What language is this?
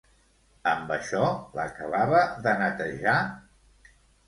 Catalan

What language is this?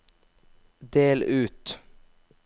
Norwegian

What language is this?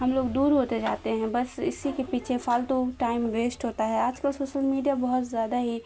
Urdu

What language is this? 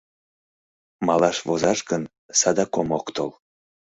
Mari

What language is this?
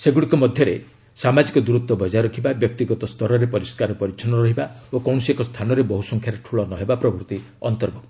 Odia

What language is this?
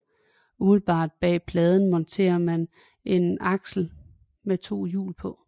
Danish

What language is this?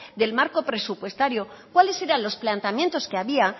Spanish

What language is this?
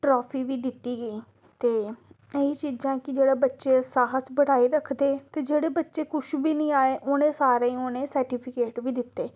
Dogri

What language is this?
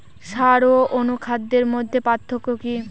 Bangla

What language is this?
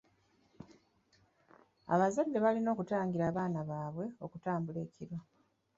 Ganda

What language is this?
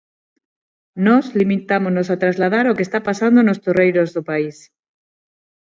Galician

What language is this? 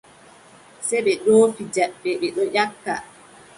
Adamawa Fulfulde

